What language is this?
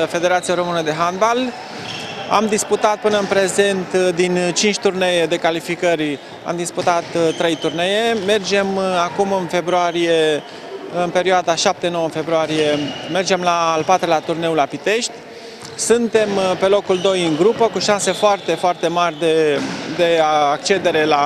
Romanian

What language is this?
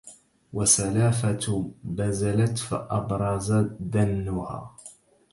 Arabic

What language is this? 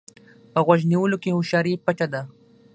Pashto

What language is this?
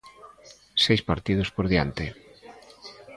Galician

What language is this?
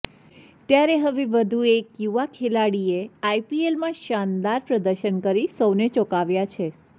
Gujarati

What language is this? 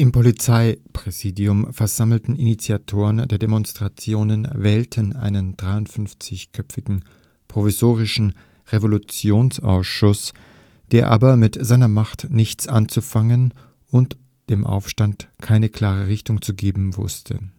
German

